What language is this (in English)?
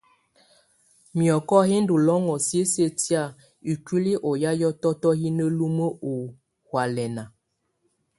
Tunen